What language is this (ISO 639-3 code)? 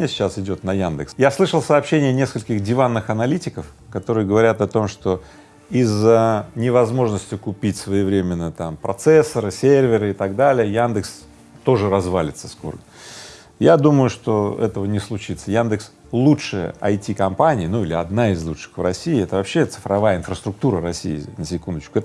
rus